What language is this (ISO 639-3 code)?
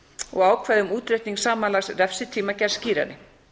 isl